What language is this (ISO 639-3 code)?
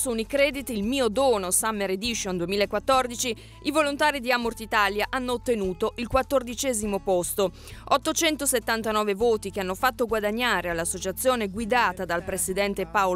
ita